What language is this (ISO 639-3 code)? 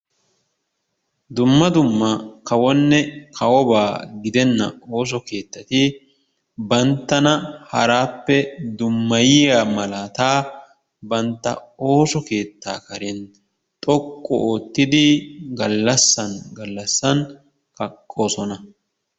wal